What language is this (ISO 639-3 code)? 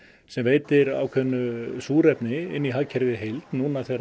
isl